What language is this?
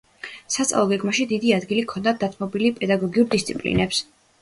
Georgian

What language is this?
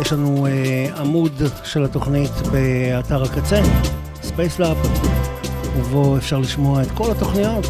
Hebrew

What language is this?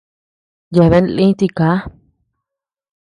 Tepeuxila Cuicatec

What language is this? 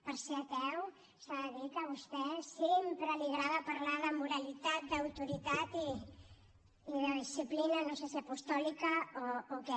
Catalan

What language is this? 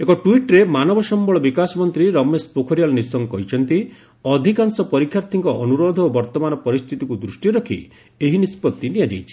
Odia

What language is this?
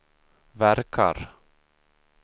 Swedish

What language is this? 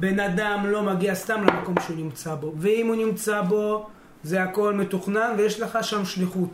Hebrew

